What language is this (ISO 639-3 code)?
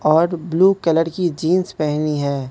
hin